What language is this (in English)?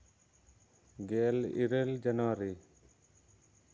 Santali